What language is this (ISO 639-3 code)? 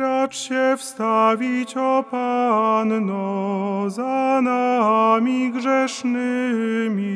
pol